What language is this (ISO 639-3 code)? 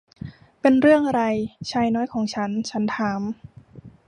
tha